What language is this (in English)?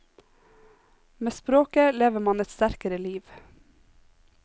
Norwegian